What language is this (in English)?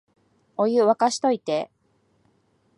Japanese